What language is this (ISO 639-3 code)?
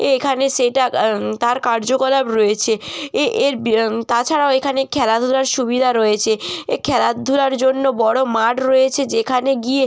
ben